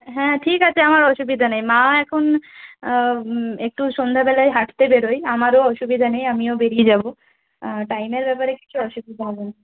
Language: Bangla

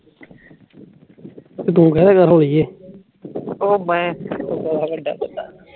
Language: Punjabi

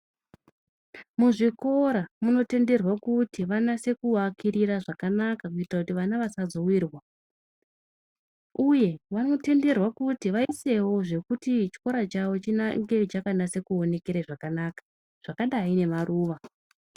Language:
Ndau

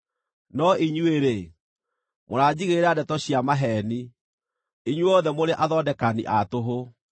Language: Kikuyu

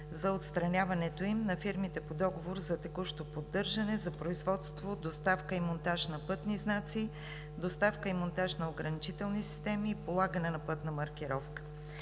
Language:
Bulgarian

